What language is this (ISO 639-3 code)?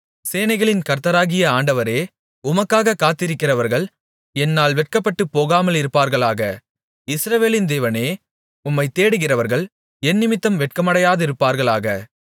tam